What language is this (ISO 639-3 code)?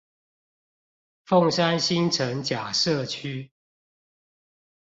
zho